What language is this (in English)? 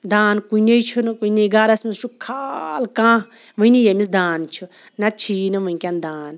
Kashmiri